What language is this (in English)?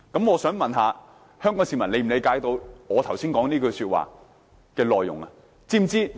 Cantonese